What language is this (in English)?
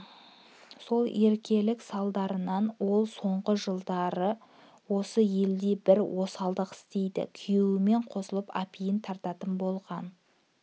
Kazakh